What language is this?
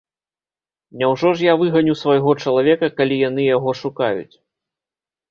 Belarusian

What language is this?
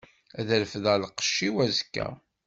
Kabyle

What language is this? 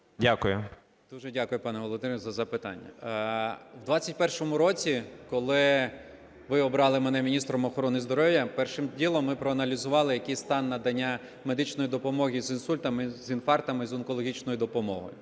Ukrainian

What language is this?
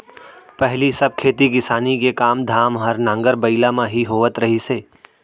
Chhattisgarhi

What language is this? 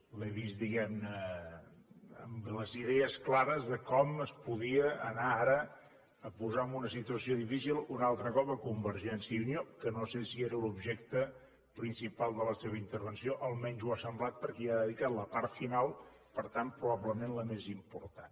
Catalan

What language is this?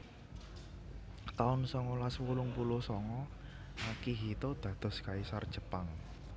Javanese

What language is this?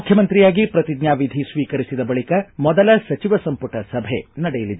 Kannada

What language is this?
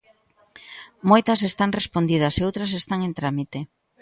Galician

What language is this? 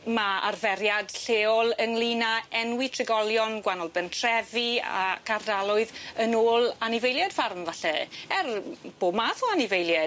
Welsh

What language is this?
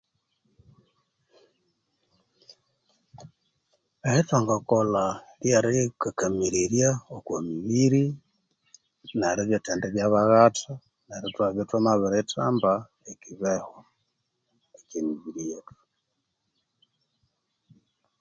Konzo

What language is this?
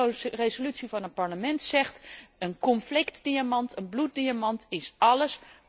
Dutch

